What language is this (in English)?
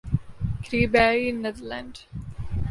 Urdu